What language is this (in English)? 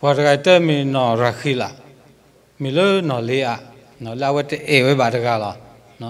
Thai